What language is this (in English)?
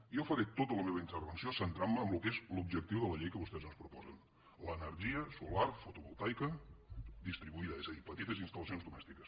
Catalan